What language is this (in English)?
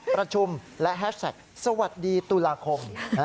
Thai